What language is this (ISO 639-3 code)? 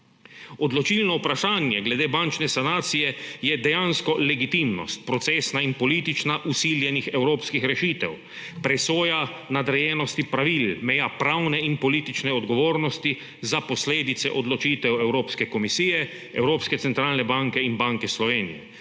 slv